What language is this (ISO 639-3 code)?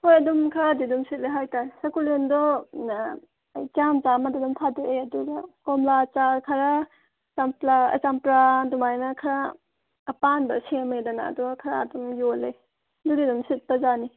mni